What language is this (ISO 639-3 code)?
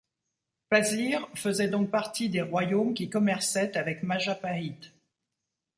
fra